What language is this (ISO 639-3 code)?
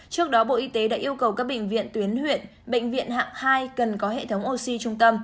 vie